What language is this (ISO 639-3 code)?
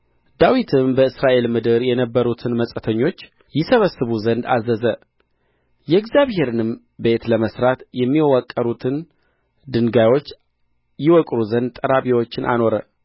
amh